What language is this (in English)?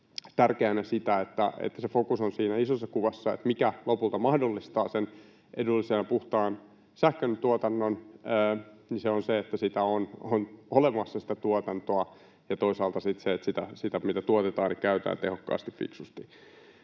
Finnish